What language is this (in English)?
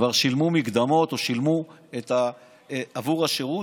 Hebrew